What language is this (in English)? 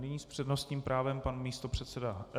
Czech